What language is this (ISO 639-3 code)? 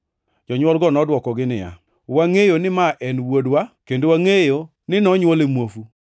luo